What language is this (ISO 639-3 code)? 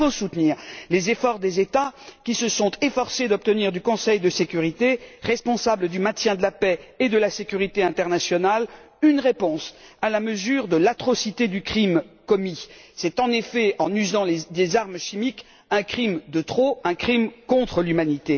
fra